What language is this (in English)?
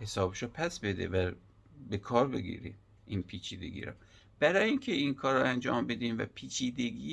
Persian